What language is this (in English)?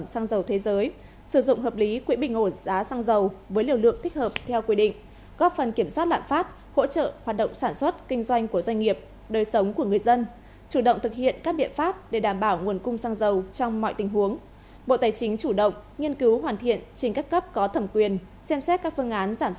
Vietnamese